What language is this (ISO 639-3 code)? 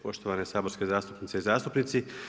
hrv